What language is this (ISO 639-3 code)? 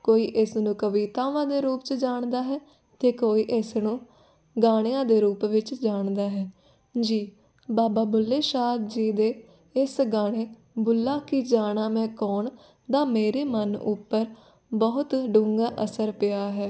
pan